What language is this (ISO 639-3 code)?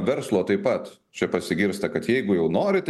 lit